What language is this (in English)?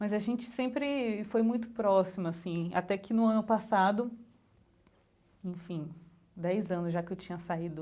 Portuguese